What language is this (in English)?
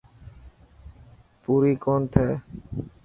Dhatki